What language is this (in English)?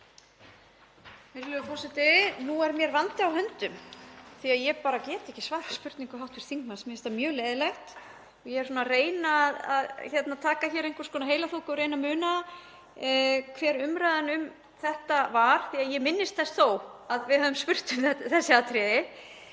Icelandic